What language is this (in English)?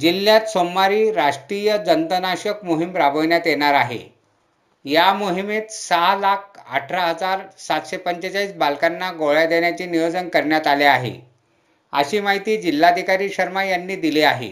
Marathi